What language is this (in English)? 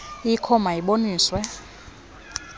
Xhosa